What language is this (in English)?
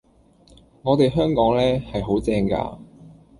Cantonese